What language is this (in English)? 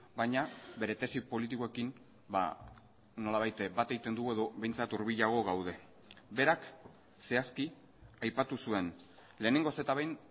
Basque